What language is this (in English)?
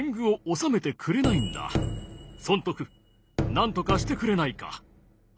Japanese